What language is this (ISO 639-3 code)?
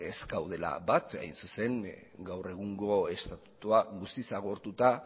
eus